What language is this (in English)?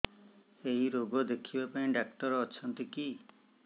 Odia